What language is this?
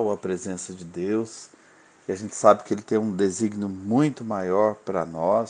Portuguese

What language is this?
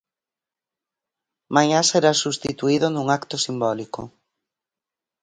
Galician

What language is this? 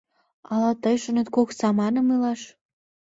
Mari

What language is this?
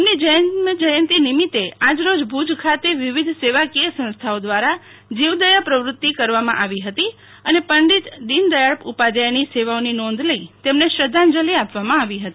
Gujarati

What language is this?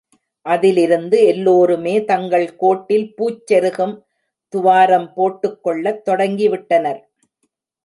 Tamil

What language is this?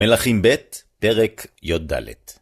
Hebrew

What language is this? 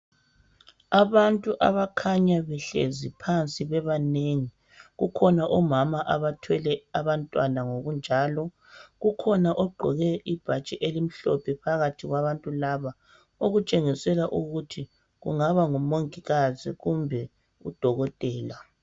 North Ndebele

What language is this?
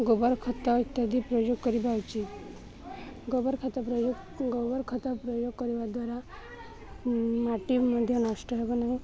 Odia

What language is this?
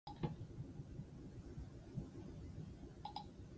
Basque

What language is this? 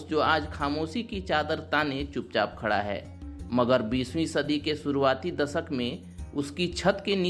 Hindi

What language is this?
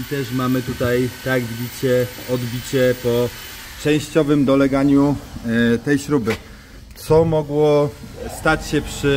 Polish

